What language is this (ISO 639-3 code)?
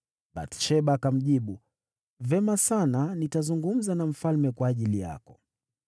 swa